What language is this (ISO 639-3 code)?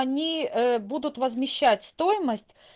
rus